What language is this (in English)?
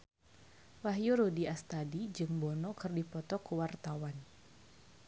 Sundanese